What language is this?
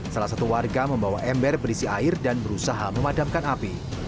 Indonesian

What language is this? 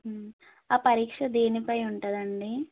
Telugu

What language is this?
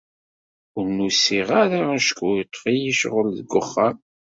Kabyle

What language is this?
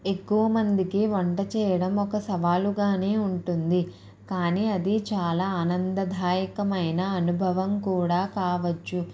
Telugu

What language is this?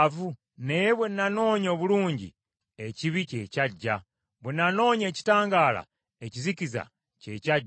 Ganda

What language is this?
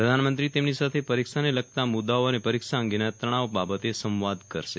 Gujarati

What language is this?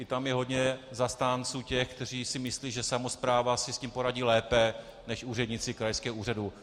Czech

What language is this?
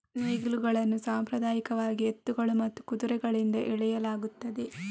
Kannada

